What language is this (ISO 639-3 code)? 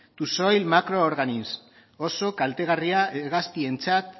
eus